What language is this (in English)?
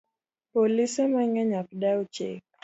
Luo (Kenya and Tanzania)